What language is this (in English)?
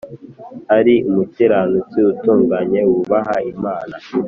Kinyarwanda